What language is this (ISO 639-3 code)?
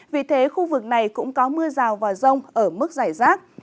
vie